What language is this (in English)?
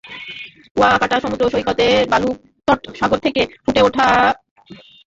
Bangla